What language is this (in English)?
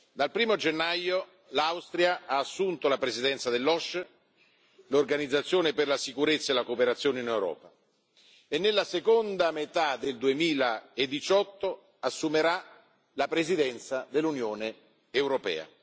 Italian